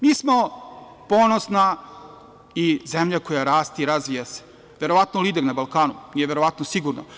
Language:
Serbian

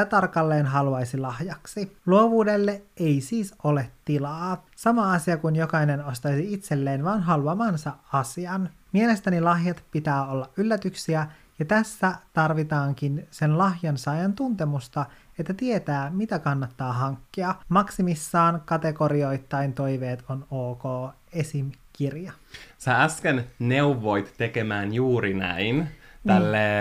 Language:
Finnish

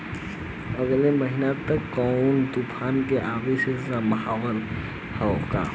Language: Bhojpuri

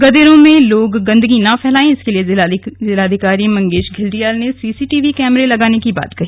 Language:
Hindi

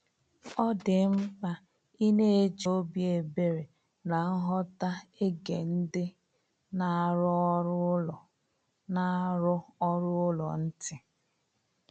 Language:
Igbo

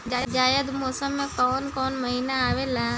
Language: Bhojpuri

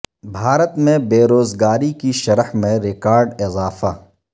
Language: Urdu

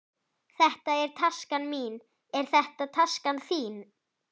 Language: Icelandic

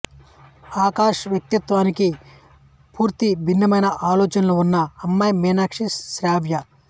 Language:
Telugu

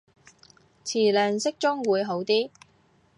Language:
Cantonese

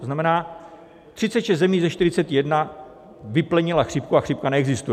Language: Czech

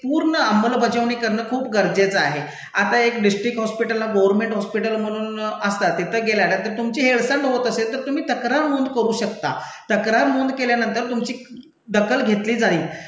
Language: Marathi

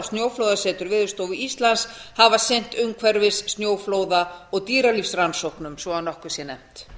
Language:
Icelandic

